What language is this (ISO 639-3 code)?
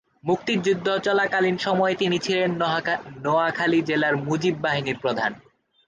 ben